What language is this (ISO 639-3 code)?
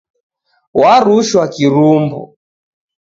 dav